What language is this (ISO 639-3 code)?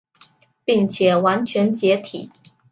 zho